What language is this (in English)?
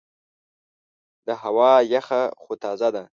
Pashto